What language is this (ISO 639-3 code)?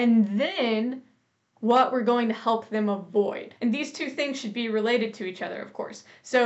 eng